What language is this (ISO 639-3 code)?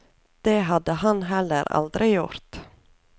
nor